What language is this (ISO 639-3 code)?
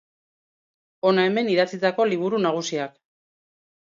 eus